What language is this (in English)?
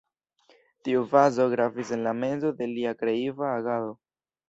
Esperanto